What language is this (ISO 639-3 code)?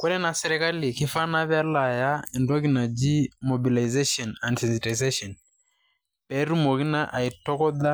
mas